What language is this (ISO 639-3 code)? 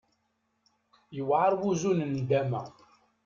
kab